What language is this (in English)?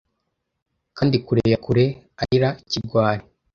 Kinyarwanda